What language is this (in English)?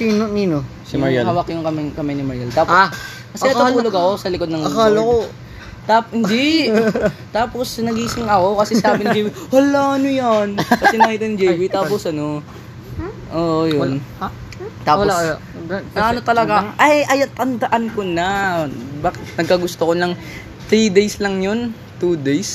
Filipino